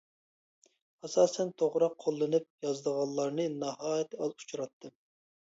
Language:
Uyghur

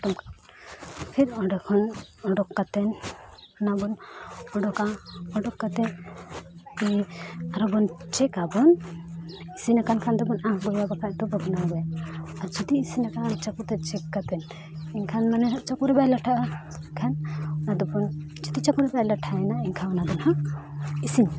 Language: Santali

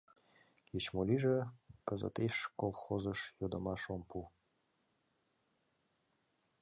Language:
Mari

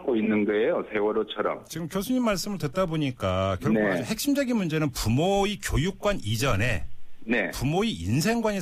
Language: Korean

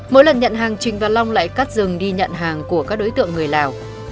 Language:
Vietnamese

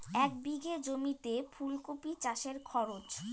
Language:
Bangla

